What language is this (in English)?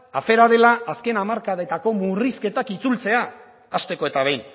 Basque